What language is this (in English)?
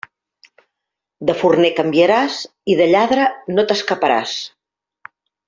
Catalan